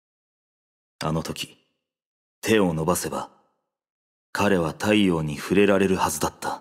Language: Japanese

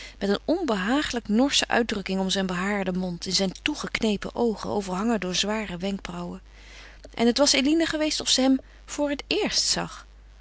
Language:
Dutch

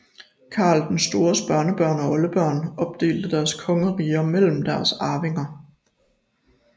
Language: Danish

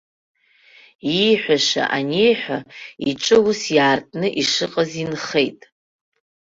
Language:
Abkhazian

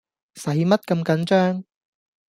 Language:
Cantonese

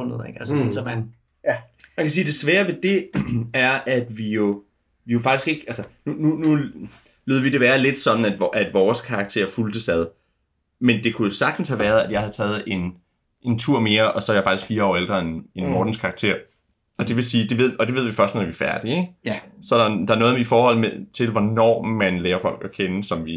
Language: Danish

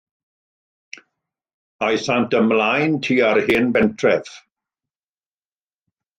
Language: Welsh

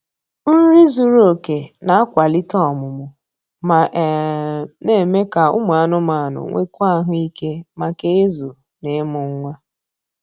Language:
Igbo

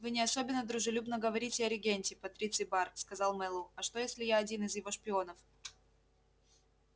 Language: Russian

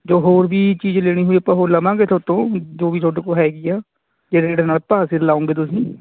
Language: Punjabi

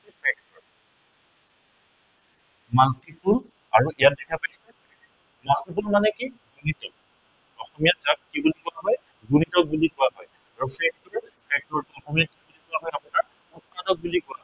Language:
Assamese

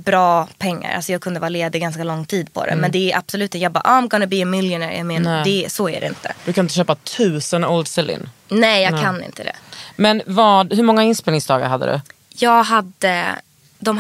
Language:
Swedish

